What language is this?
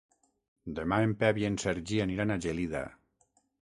Catalan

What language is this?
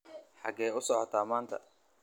Somali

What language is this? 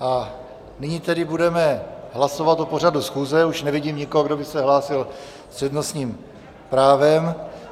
Czech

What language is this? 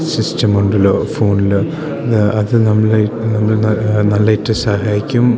Malayalam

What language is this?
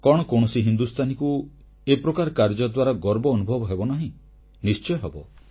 Odia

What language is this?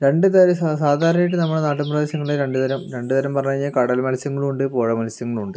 Malayalam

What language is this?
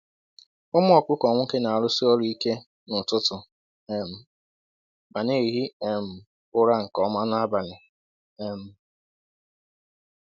Igbo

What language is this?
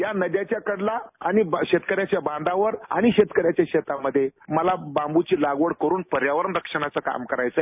Marathi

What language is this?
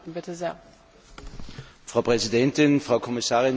German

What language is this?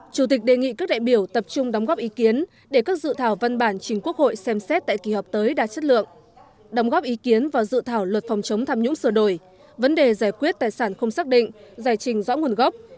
Vietnamese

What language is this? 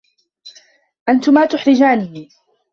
Arabic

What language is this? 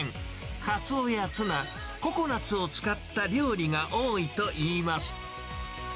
Japanese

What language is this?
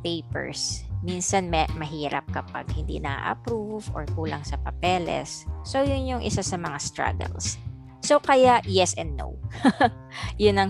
Filipino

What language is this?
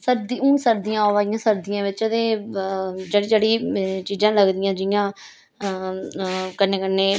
Dogri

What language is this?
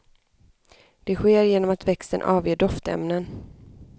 Swedish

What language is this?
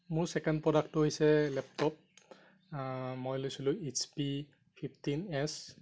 Assamese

